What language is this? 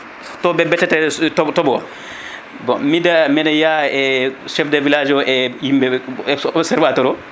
Fula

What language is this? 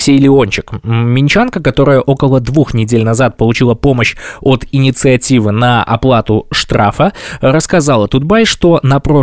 Russian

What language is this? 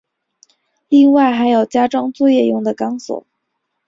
Chinese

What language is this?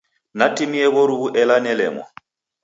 Taita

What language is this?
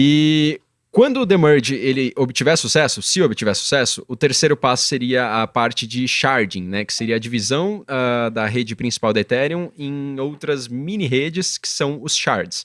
Portuguese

